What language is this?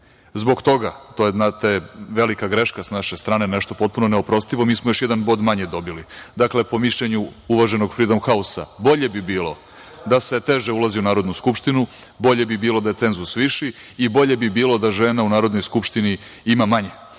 Serbian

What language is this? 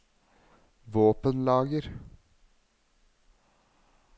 Norwegian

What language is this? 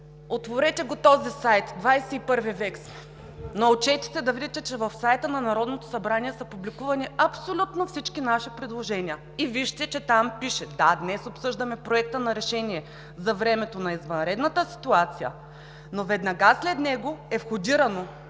Bulgarian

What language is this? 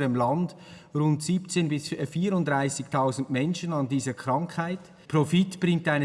German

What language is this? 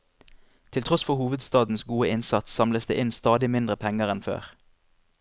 Norwegian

